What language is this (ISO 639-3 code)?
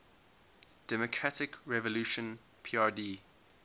eng